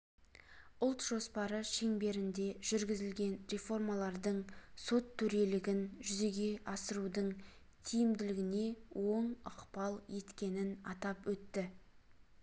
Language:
Kazakh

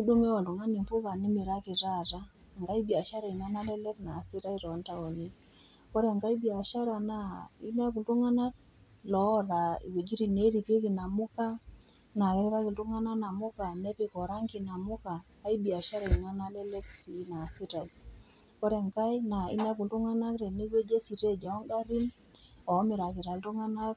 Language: Masai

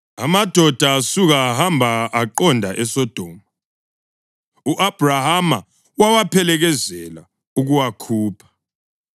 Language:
North Ndebele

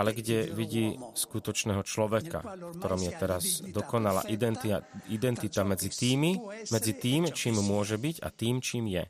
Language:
Slovak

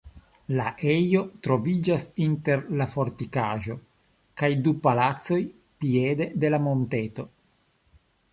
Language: Esperanto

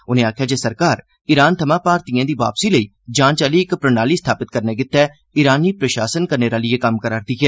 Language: Dogri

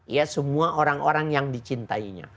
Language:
Indonesian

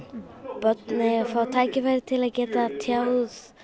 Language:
Icelandic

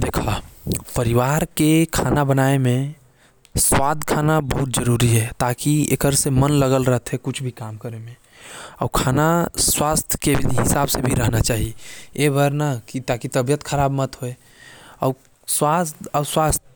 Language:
Korwa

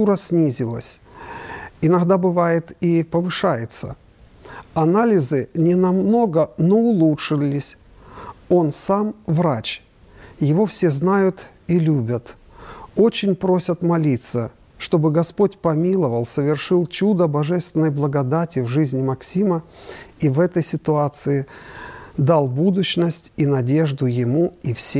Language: Russian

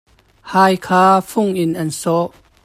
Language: Hakha Chin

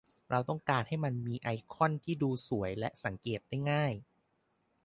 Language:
Thai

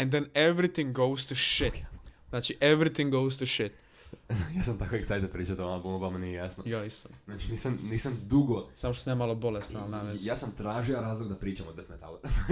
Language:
Croatian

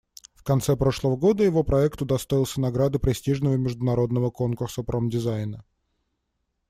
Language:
Russian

